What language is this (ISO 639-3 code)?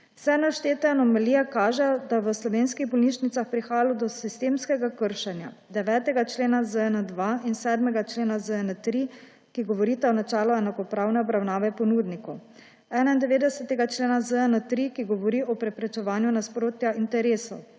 slv